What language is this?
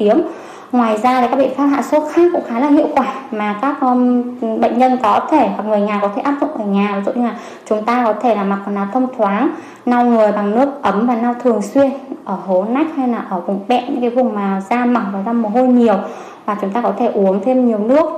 Vietnamese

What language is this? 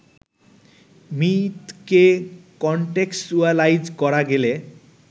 Bangla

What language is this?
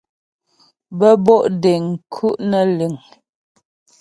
Ghomala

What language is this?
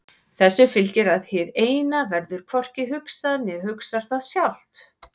Icelandic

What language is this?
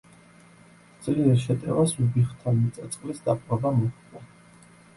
Georgian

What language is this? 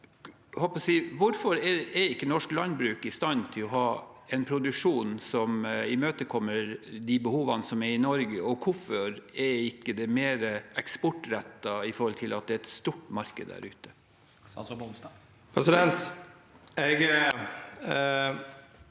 Norwegian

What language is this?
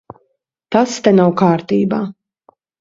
Latvian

